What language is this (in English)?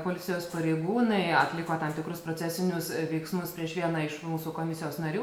Lithuanian